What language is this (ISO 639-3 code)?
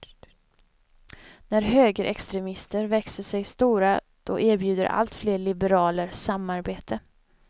swe